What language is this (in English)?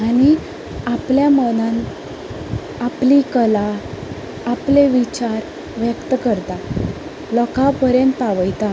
Konkani